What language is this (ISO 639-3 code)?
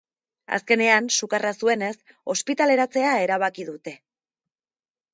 eus